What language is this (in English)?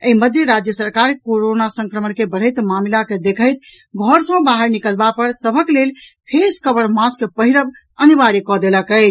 Maithili